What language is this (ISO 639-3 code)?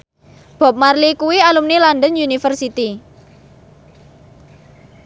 jav